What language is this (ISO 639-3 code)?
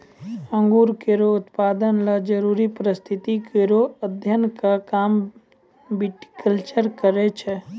mai